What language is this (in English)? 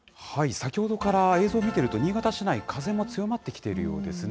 Japanese